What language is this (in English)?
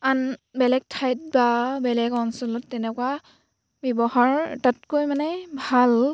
Assamese